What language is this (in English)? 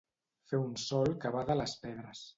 Catalan